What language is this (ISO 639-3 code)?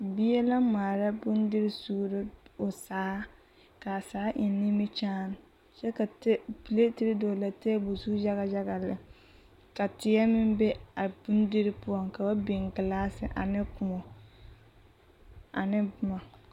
dga